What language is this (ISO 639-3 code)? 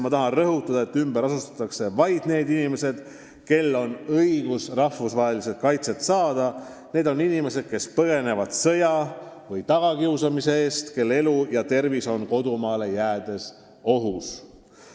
est